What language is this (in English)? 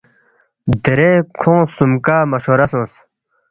Balti